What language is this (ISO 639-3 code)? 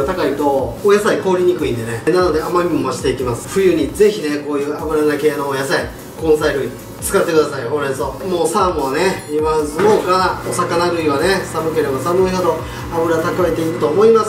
jpn